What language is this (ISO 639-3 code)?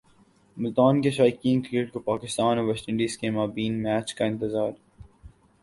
urd